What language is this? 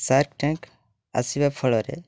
Odia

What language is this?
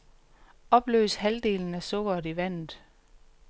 Danish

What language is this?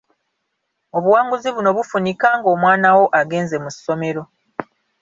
Ganda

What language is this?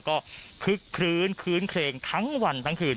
Thai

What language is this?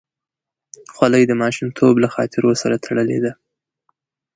Pashto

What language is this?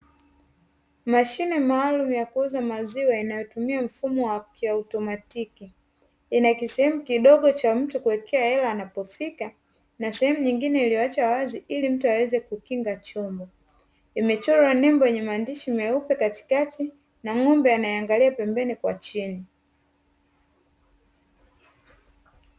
Swahili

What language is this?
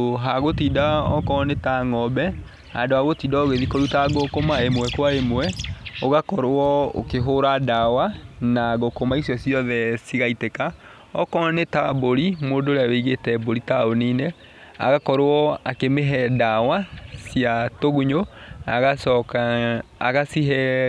Kikuyu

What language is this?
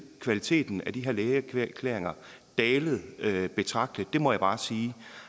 Danish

